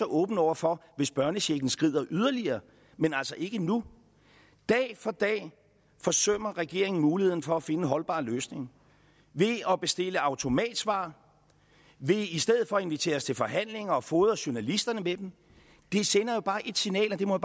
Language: Danish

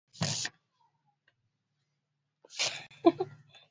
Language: Swahili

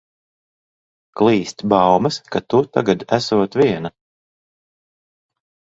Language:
Latvian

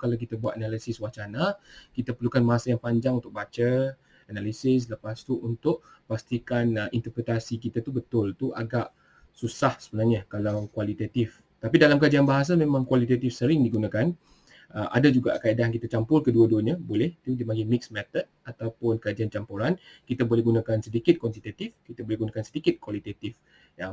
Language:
Malay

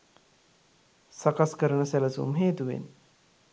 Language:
Sinhala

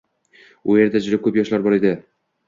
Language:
Uzbek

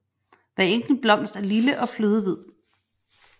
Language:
Danish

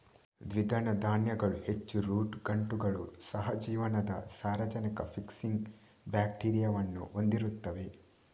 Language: Kannada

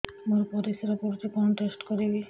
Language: Odia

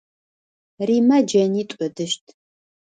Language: Adyghe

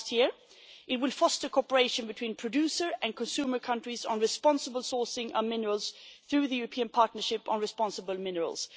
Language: English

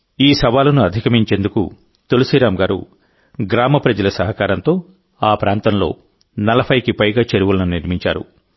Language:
Telugu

